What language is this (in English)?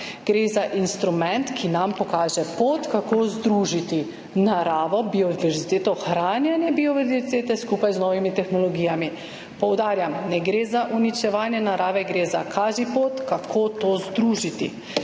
Slovenian